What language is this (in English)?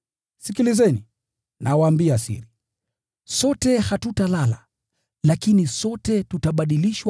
Swahili